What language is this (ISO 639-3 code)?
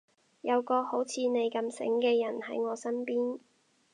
yue